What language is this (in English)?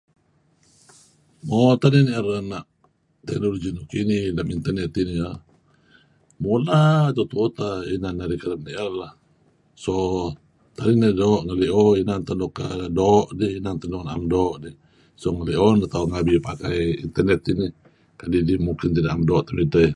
Kelabit